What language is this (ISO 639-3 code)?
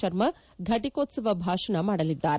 kan